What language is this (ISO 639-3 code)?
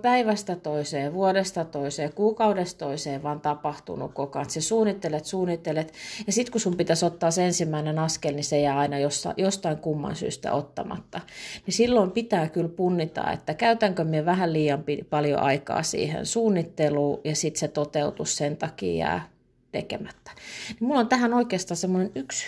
fin